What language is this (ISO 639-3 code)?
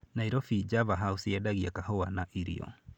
kik